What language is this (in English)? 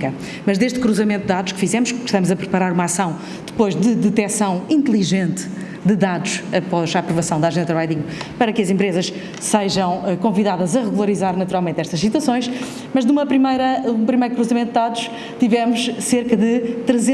Portuguese